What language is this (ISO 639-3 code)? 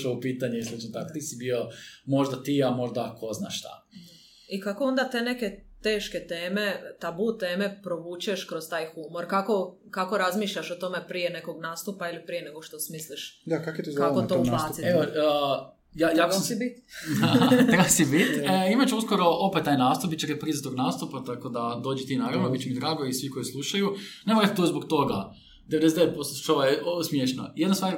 hrv